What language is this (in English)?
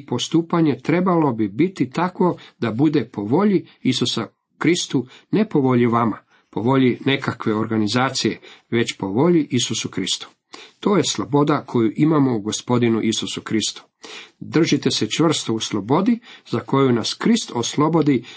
Croatian